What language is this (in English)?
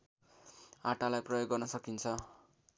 Nepali